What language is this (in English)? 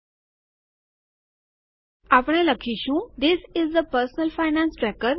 Gujarati